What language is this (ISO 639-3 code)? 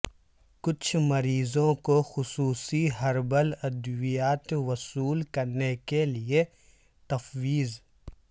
urd